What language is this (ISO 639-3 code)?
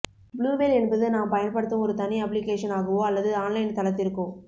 tam